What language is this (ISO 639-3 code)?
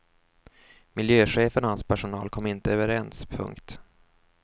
swe